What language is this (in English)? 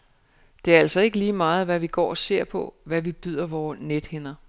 Danish